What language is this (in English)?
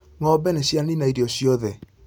Kikuyu